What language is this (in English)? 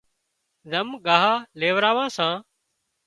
Wadiyara Koli